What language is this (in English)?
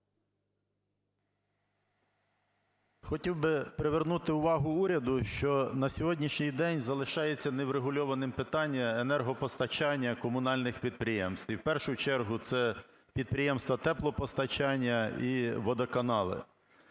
Ukrainian